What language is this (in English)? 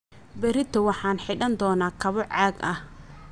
Somali